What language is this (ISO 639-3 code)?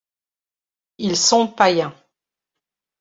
fra